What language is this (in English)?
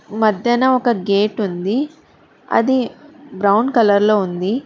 Telugu